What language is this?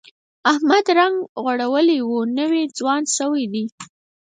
Pashto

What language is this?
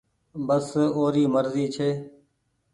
Goaria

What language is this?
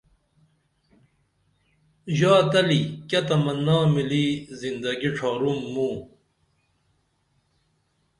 Dameli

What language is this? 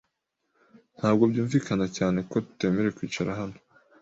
Kinyarwanda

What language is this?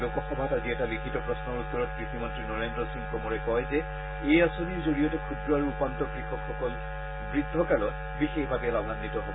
Assamese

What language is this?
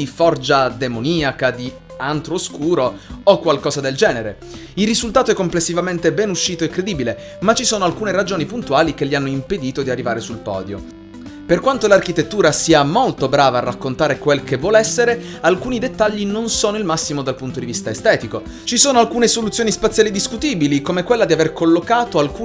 Italian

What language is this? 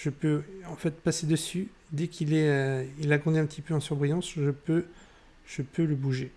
French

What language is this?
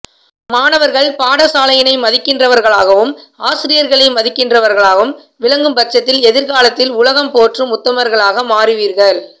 Tamil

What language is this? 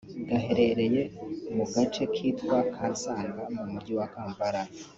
Kinyarwanda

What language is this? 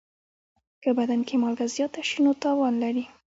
Pashto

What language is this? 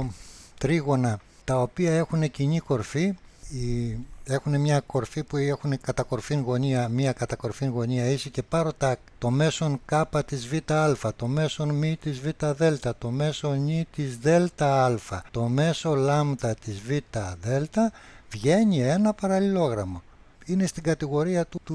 Greek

